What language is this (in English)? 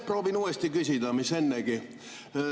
Estonian